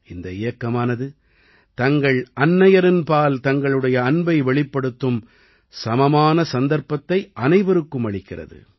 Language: Tamil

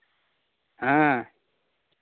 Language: Santali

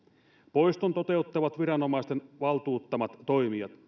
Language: Finnish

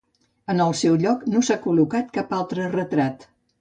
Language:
Catalan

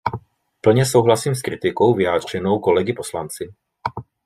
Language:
Czech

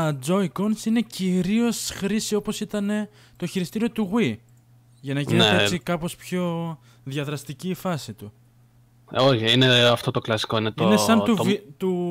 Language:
Greek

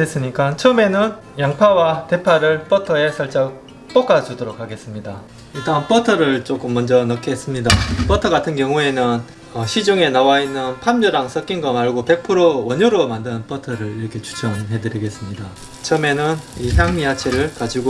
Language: Korean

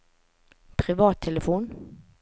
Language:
Norwegian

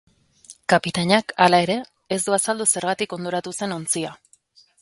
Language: Basque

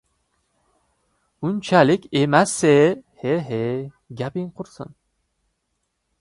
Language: Uzbek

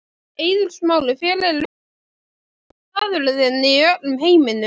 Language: Icelandic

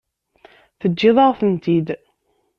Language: Kabyle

